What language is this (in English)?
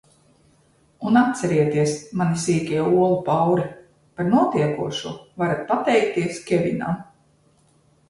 Latvian